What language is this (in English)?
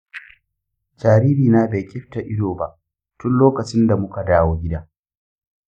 Hausa